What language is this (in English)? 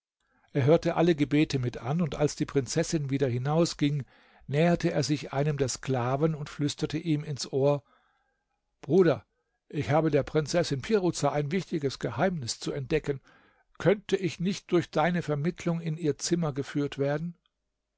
German